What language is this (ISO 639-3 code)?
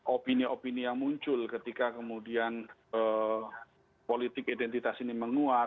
ind